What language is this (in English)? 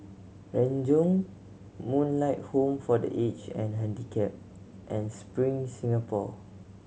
English